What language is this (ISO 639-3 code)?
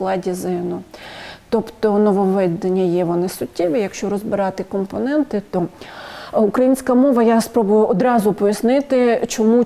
ukr